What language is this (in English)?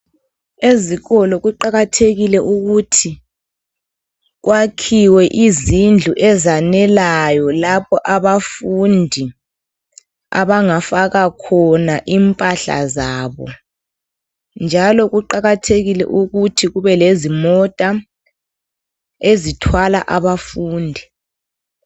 North Ndebele